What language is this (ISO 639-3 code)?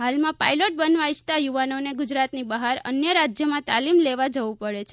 guj